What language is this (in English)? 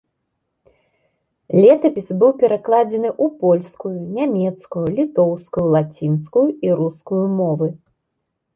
Belarusian